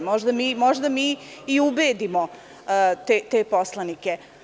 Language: Serbian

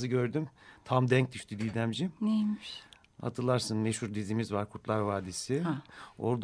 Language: Turkish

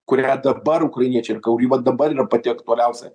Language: Lithuanian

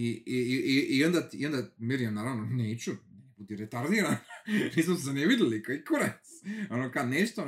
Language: Croatian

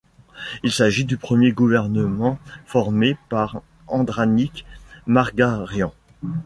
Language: French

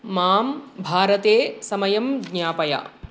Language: Sanskrit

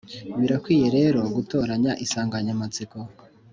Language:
Kinyarwanda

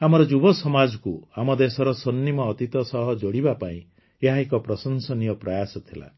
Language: Odia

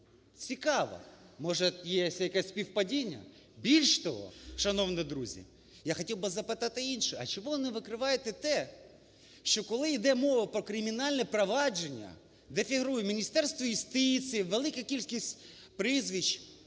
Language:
Ukrainian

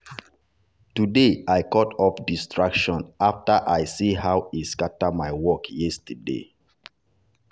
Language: Nigerian Pidgin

